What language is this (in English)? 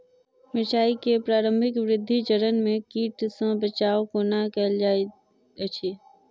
Maithili